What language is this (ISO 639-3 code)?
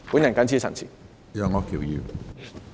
yue